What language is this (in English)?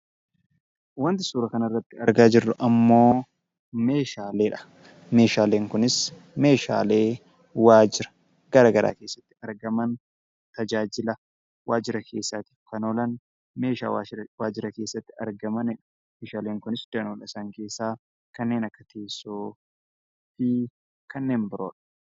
Oromo